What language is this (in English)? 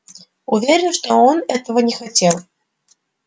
Russian